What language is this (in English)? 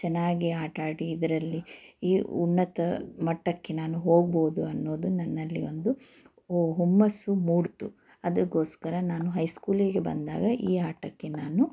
Kannada